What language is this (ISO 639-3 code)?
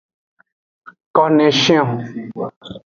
ajg